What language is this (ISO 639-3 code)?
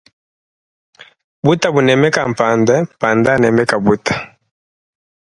lua